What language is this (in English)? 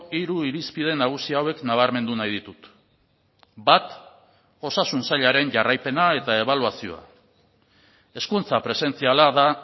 Basque